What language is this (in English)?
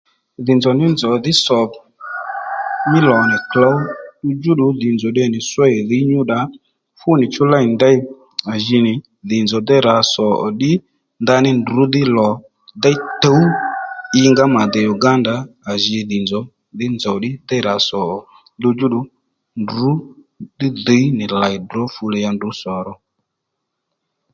Lendu